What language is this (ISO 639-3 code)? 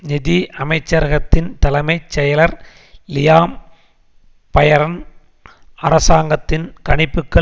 tam